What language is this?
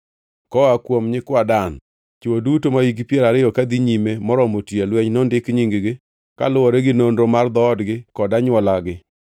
Luo (Kenya and Tanzania)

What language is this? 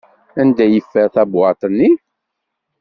Kabyle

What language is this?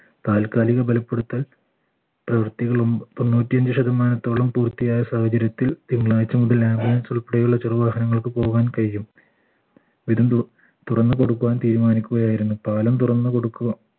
Malayalam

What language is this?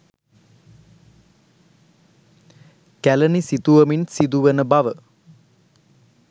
Sinhala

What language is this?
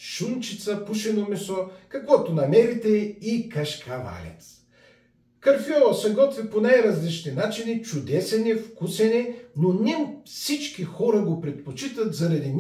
Bulgarian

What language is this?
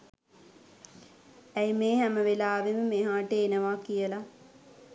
Sinhala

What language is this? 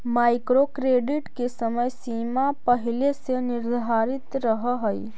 Magahi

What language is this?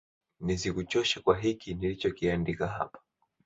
Swahili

